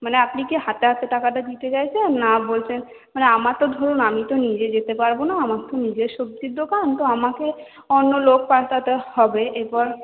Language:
Bangla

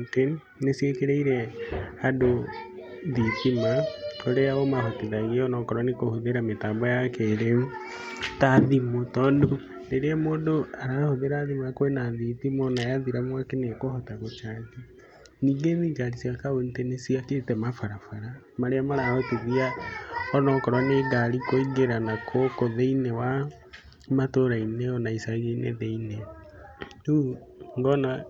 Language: Kikuyu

